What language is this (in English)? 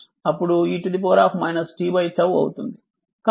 Telugu